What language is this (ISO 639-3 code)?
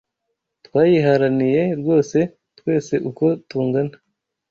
kin